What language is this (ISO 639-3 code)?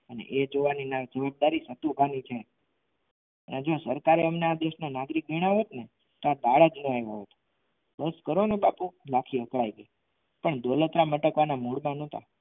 guj